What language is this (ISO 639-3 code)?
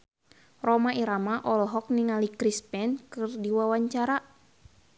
sun